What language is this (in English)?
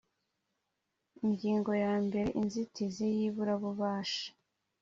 Kinyarwanda